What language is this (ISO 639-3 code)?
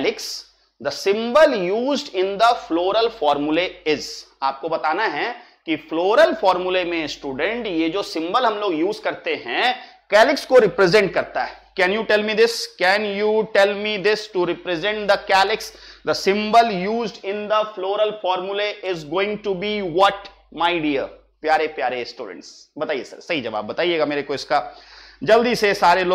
hin